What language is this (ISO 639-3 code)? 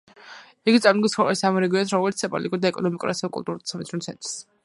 kat